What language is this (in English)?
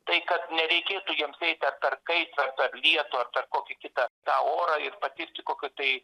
Lithuanian